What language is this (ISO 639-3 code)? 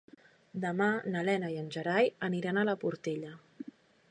cat